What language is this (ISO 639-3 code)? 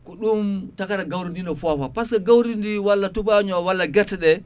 ful